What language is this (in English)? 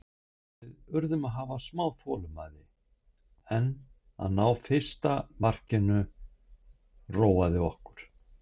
Icelandic